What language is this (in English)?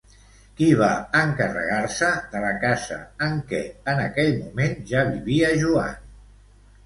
Catalan